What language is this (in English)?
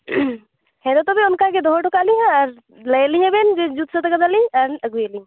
Santali